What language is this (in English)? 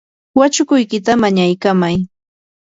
Yanahuanca Pasco Quechua